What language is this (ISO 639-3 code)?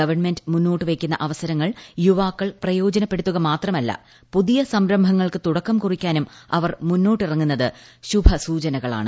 mal